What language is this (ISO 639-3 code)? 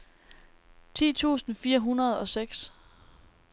dan